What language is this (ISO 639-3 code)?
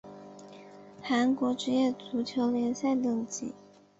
zho